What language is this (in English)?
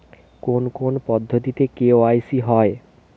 Bangla